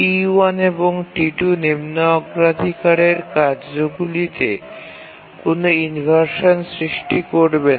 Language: Bangla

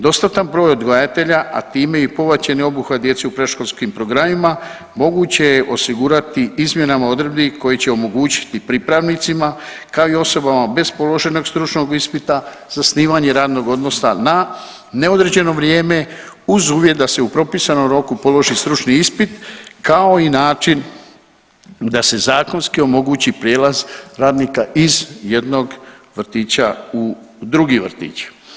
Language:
Croatian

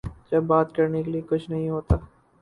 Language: Urdu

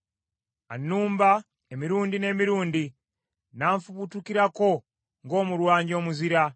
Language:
Ganda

